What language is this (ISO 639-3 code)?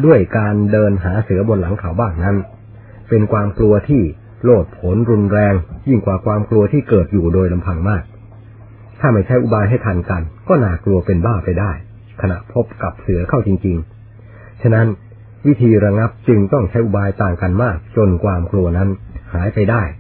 tha